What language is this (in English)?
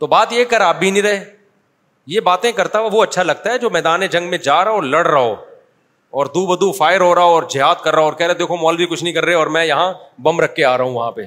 Urdu